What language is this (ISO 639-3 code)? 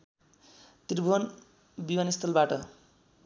nep